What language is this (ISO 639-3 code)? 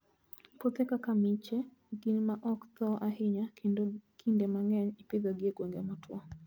luo